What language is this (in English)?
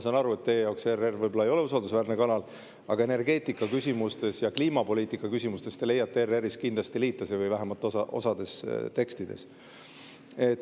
Estonian